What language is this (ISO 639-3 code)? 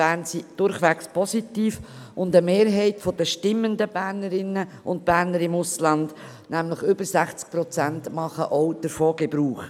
gsw